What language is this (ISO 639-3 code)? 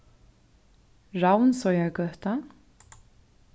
fao